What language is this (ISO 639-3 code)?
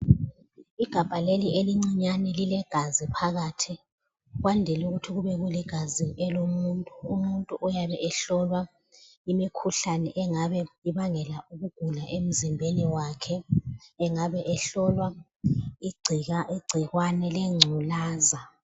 nde